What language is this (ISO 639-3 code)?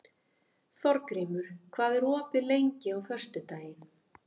isl